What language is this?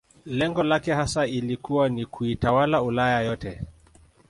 Swahili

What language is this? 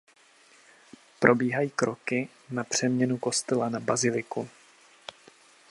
Czech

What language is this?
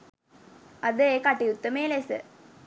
Sinhala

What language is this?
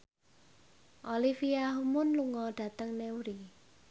Javanese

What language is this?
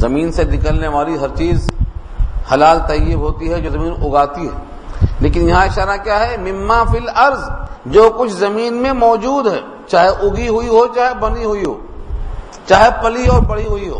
Urdu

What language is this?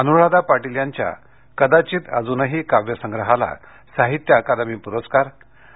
Marathi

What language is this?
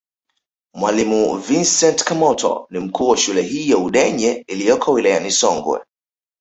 Swahili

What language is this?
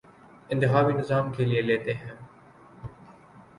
Urdu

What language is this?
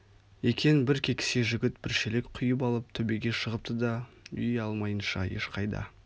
Kazakh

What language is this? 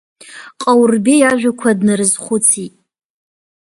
Abkhazian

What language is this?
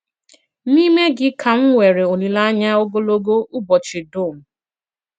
Igbo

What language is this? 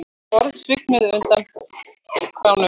Icelandic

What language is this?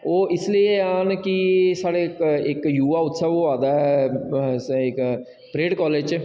Dogri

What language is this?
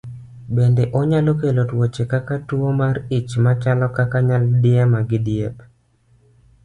Luo (Kenya and Tanzania)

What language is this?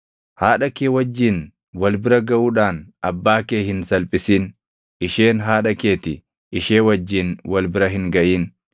Oromo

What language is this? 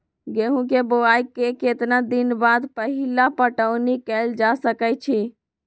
Magahi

